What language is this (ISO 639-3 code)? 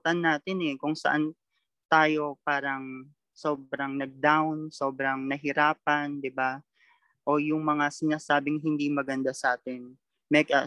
fil